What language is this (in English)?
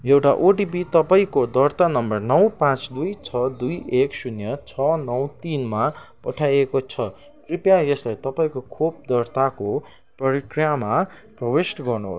Nepali